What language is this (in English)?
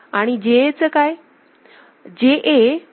Marathi